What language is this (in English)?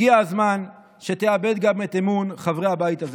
Hebrew